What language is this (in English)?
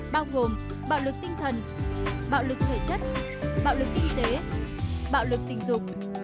Vietnamese